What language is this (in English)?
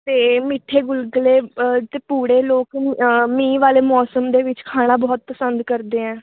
Punjabi